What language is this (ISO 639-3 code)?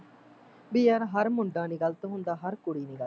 pan